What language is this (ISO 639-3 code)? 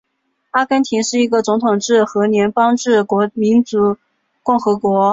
zho